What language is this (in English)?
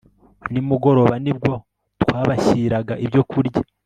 Kinyarwanda